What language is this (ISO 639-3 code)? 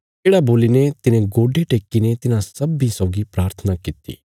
kfs